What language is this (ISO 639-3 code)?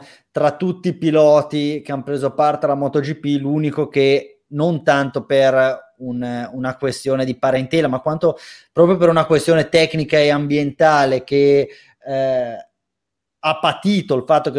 ita